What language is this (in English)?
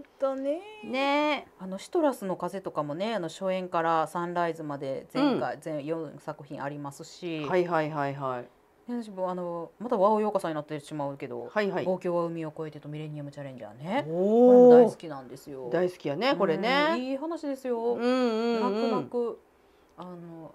Japanese